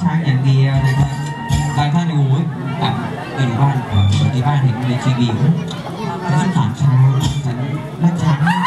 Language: Thai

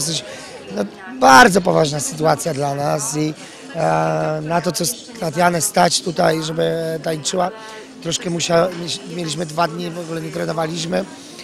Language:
Polish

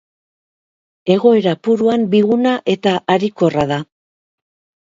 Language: Basque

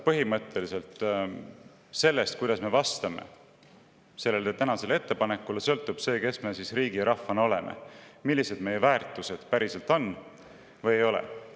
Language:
Estonian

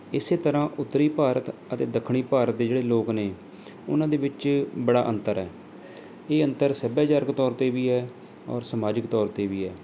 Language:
Punjabi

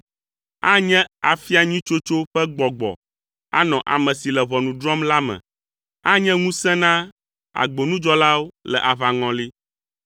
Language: Ewe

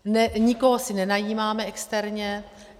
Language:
Czech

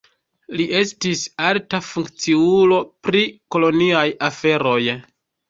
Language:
Esperanto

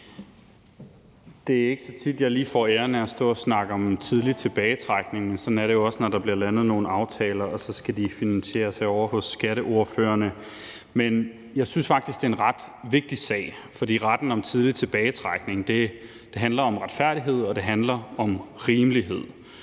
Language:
Danish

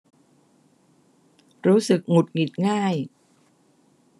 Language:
Thai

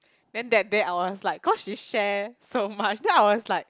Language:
English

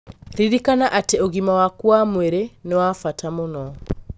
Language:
Kikuyu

